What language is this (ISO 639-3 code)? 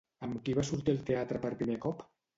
cat